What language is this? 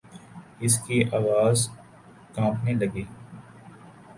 Urdu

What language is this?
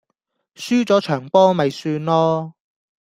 Cantonese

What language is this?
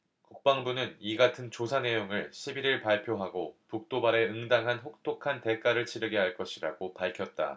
Korean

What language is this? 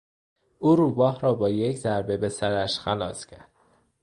Persian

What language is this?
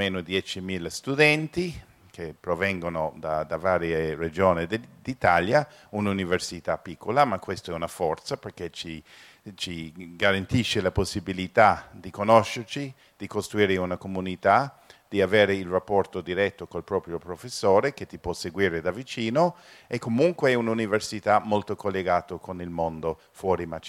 Italian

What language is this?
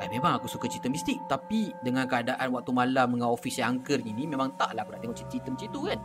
Malay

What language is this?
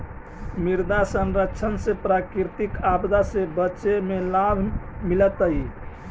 Magahi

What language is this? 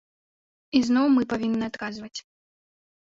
Belarusian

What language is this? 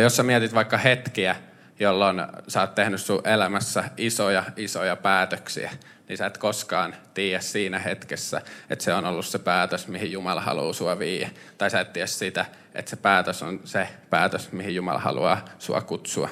Finnish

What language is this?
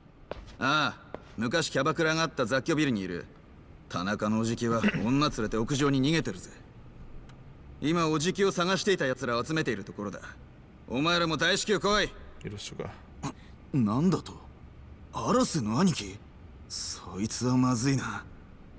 Korean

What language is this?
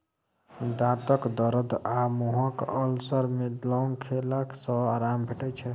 Maithili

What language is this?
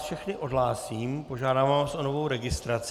Czech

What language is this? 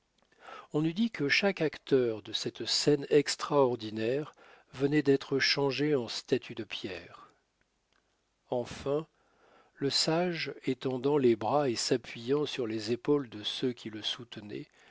French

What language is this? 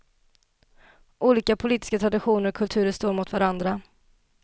Swedish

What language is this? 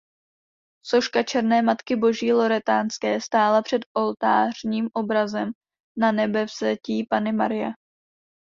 Czech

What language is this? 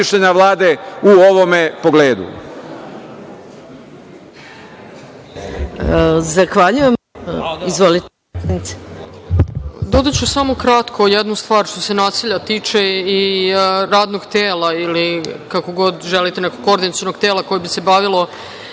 Serbian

